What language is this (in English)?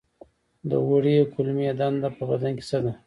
Pashto